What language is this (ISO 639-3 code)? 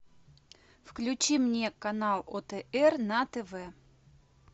rus